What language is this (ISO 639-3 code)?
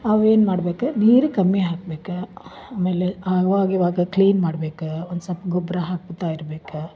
kan